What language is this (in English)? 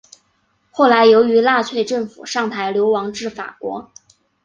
Chinese